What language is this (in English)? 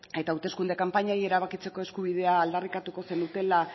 Basque